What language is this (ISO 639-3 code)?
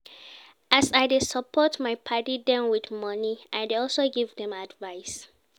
pcm